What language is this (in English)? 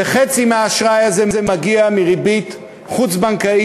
Hebrew